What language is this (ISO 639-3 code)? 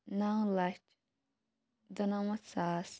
kas